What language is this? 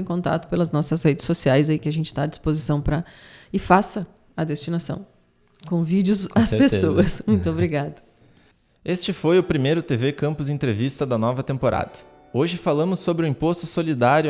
Portuguese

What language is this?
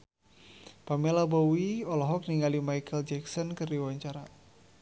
Sundanese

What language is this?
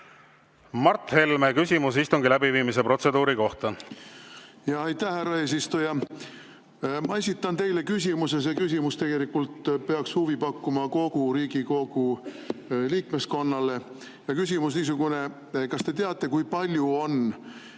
Estonian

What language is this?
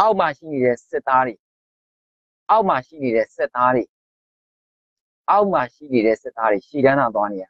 Thai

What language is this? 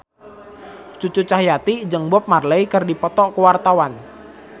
Sundanese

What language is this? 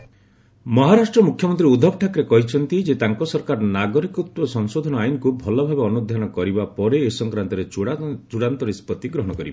Odia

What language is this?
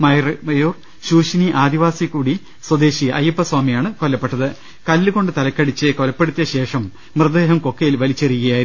Malayalam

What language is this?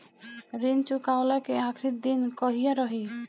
Bhojpuri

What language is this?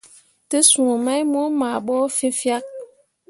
Mundang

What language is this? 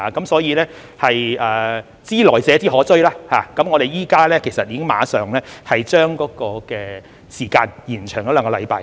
Cantonese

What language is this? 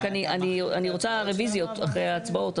Hebrew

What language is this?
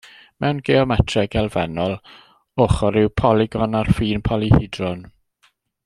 Welsh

